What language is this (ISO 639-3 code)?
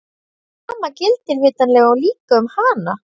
isl